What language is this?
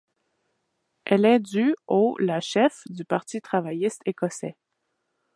French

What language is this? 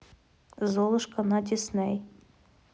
Russian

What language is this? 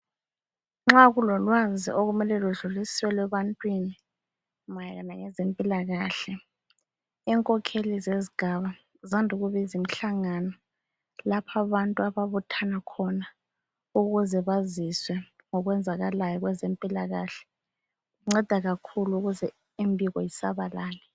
North Ndebele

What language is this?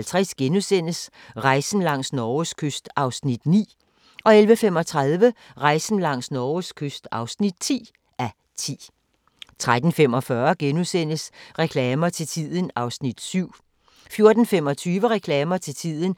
Danish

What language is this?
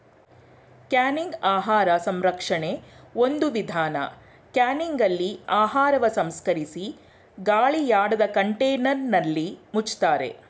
Kannada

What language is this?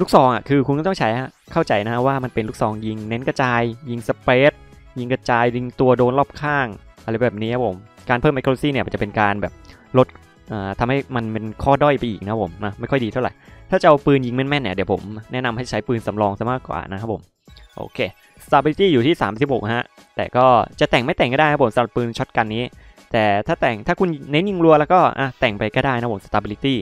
Thai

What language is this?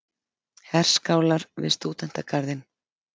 Icelandic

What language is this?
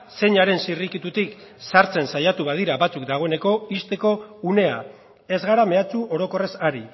Basque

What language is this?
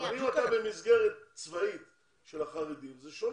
Hebrew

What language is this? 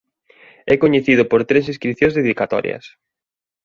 Galician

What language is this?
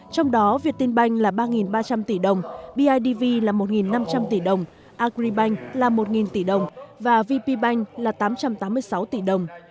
Vietnamese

